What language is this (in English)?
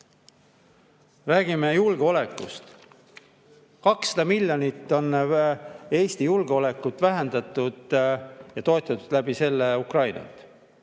Estonian